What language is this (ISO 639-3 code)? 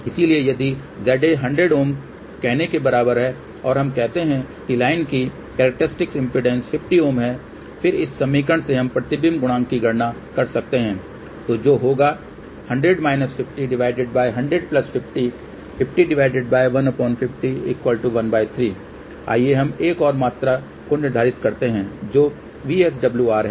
hin